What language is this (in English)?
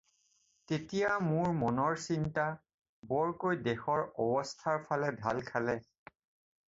Assamese